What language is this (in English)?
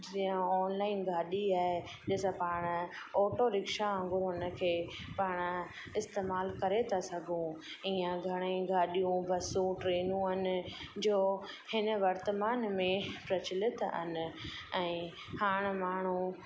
Sindhi